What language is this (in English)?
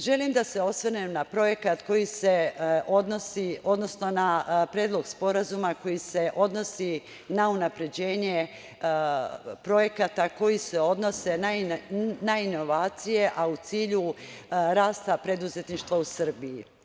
Serbian